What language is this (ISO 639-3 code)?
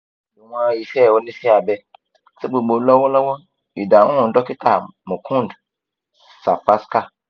yor